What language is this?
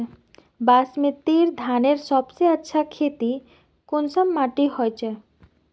Magahi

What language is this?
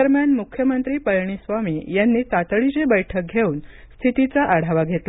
Marathi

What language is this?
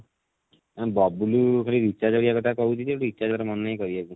Odia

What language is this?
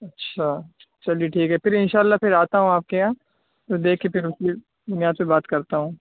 Urdu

